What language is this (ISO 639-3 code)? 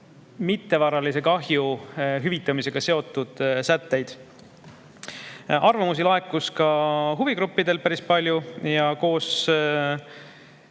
est